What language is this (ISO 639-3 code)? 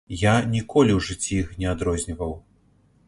bel